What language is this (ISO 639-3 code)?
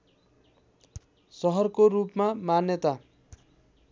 nep